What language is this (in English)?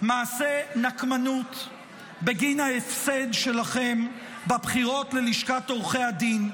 Hebrew